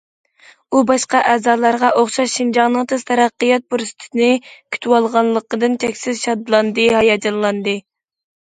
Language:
Uyghur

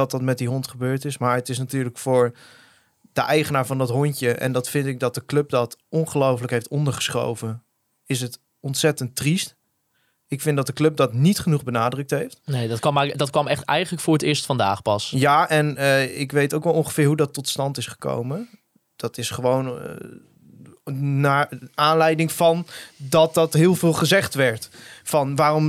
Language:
Dutch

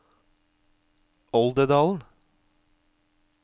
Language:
Norwegian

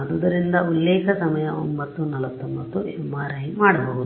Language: Kannada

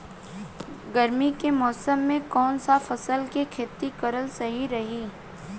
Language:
Bhojpuri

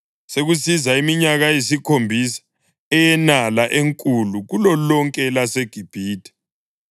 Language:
North Ndebele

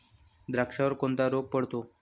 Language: Marathi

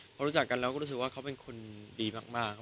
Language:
Thai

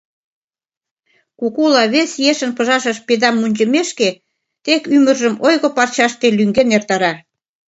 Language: Mari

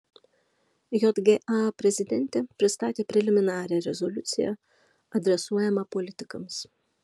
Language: Lithuanian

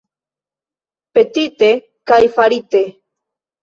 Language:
Esperanto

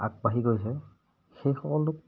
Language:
Assamese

